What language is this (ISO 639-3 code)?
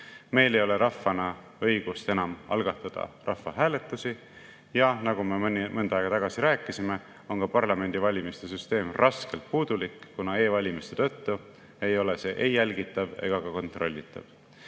est